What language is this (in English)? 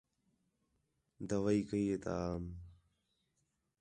Khetrani